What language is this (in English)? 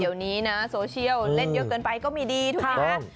Thai